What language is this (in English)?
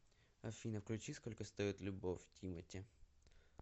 Russian